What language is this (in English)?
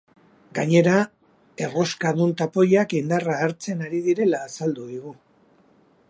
Basque